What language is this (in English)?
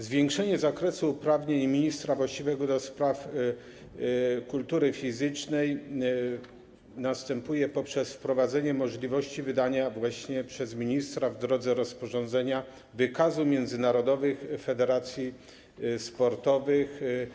Polish